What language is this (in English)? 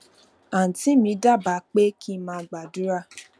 Yoruba